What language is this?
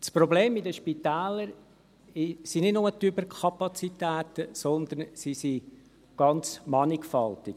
Swiss German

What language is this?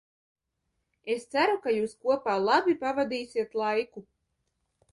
Latvian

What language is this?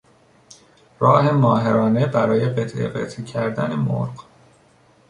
Persian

